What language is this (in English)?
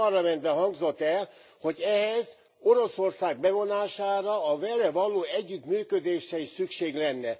Hungarian